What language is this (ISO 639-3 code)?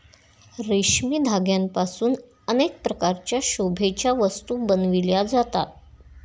mar